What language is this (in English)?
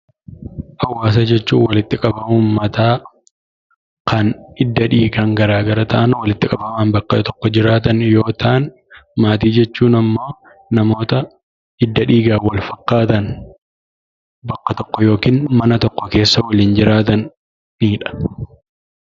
Oromo